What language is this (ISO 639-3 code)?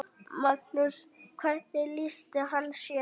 isl